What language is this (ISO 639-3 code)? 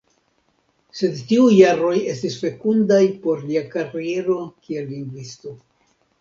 epo